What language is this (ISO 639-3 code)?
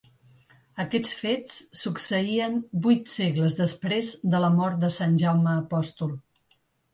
cat